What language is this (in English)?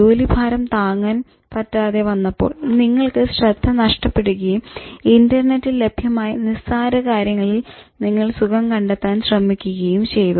Malayalam